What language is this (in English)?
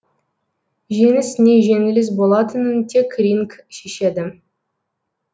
Kazakh